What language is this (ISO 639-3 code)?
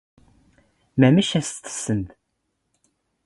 zgh